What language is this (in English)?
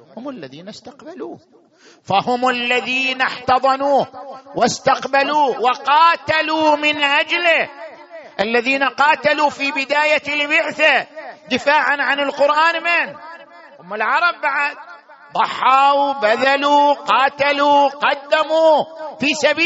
Arabic